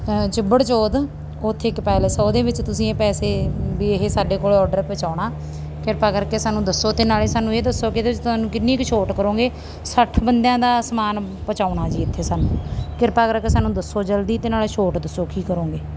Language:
Punjabi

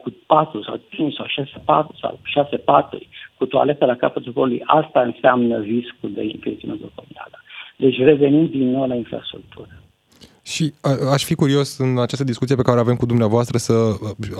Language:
Romanian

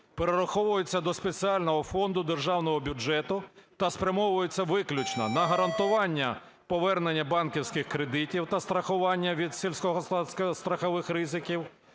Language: Ukrainian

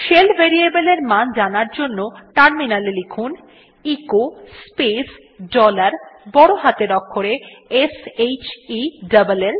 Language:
Bangla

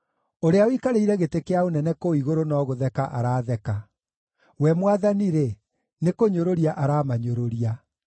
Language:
Kikuyu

